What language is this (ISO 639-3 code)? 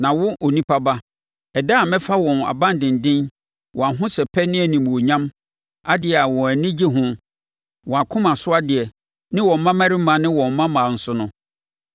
aka